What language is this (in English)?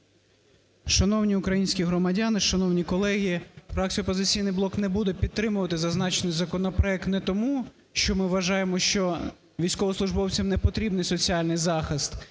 Ukrainian